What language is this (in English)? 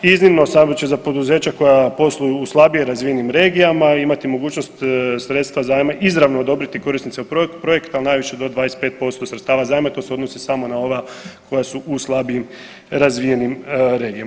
Croatian